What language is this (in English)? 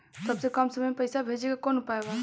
Bhojpuri